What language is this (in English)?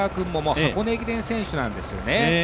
Japanese